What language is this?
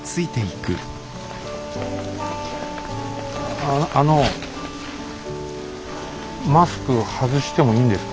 Japanese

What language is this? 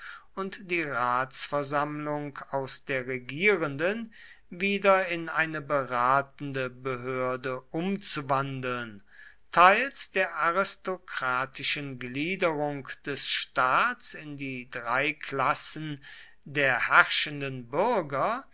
German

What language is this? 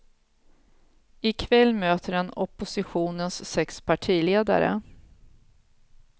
Swedish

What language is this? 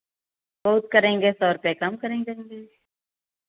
Hindi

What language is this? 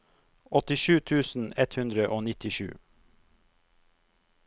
Norwegian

